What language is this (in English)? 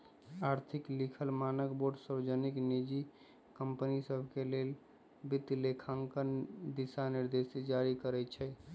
Magahi